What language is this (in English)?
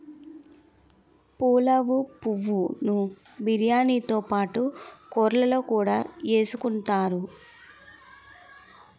Telugu